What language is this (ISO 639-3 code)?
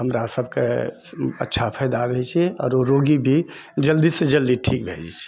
mai